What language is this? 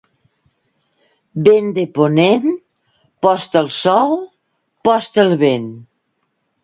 Catalan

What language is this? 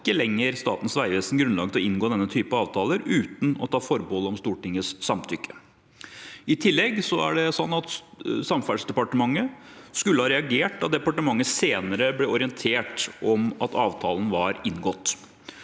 Norwegian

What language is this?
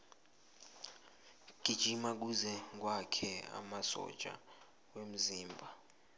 South Ndebele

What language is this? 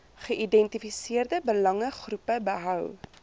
Afrikaans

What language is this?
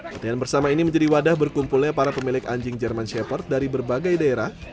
Indonesian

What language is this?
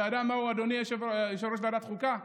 Hebrew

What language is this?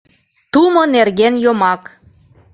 Mari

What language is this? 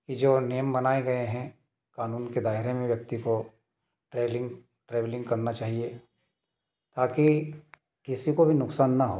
Hindi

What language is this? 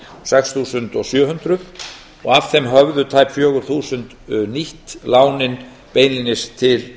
Icelandic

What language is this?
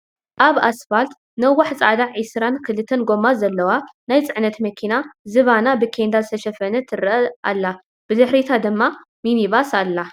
Tigrinya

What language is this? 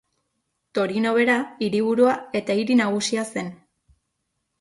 Basque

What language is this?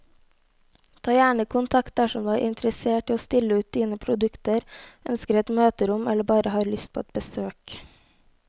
Norwegian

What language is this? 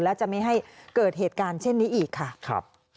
Thai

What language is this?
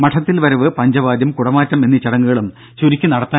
Malayalam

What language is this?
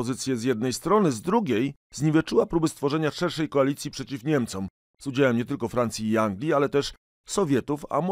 Polish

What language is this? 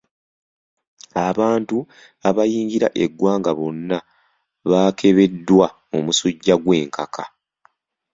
Ganda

